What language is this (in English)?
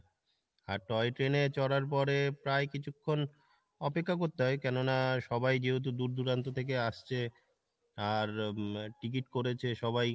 Bangla